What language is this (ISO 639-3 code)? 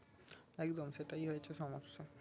ben